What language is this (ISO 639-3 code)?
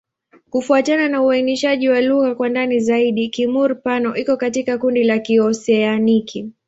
swa